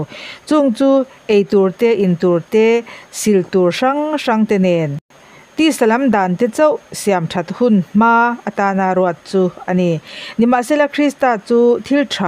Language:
Thai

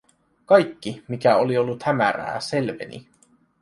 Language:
Finnish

